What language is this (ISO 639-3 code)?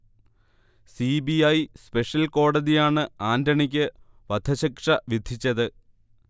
mal